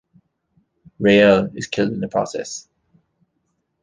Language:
English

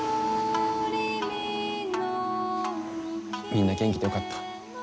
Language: Japanese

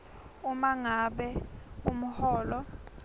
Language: Swati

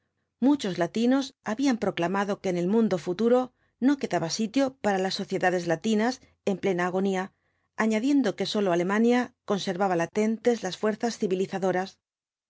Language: Spanish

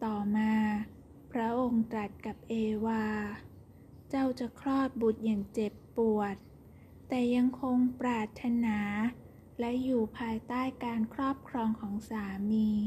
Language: Thai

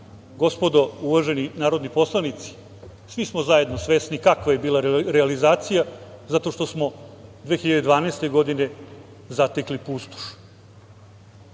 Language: Serbian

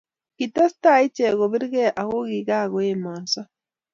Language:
Kalenjin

